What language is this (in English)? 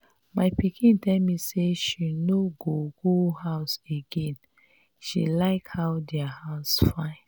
Nigerian Pidgin